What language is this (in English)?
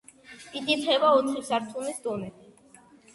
Georgian